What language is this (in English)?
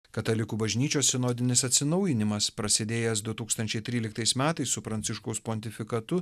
Lithuanian